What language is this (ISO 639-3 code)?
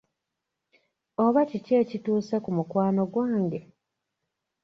lug